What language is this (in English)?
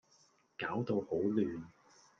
Cantonese